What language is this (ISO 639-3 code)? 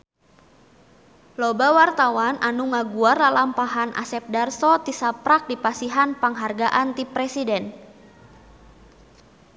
sun